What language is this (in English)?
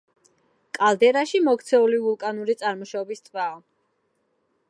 Georgian